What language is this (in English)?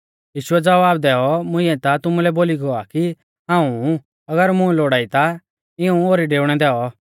Mahasu Pahari